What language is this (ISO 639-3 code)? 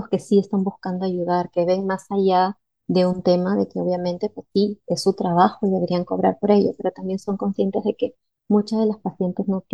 spa